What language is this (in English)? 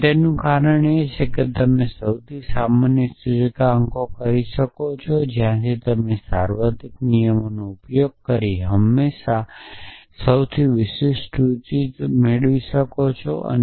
Gujarati